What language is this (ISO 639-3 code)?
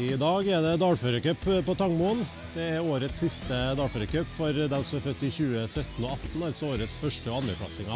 nor